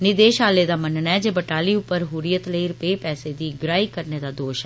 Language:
Dogri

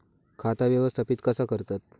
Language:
Marathi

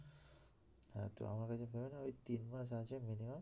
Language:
Bangla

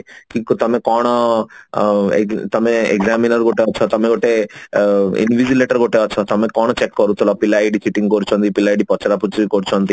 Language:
Odia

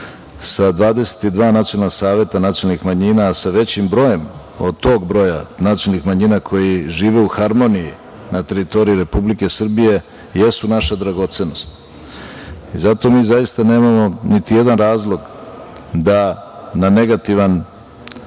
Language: Serbian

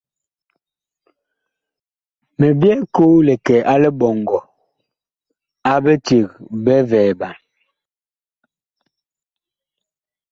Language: Bakoko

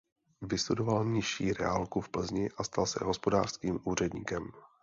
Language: Czech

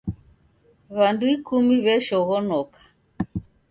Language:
Taita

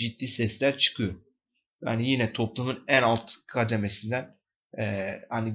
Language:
Turkish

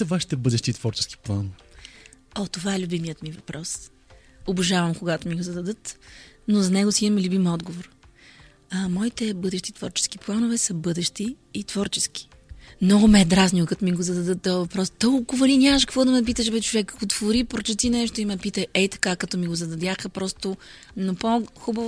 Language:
Bulgarian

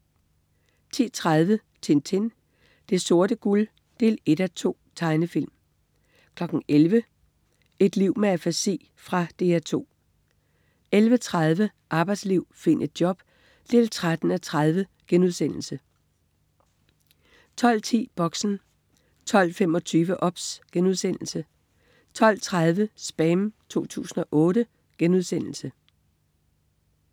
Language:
Danish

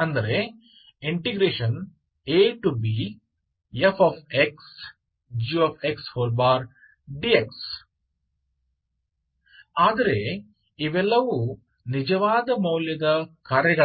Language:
Kannada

